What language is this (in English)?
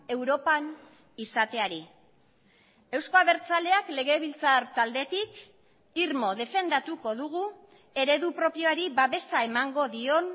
Basque